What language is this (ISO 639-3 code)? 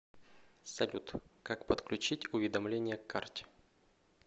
rus